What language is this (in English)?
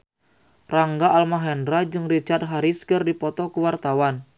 Sundanese